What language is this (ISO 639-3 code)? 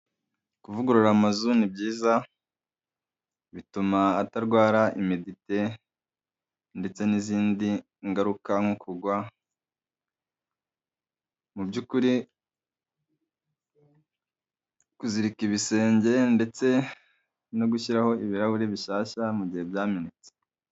kin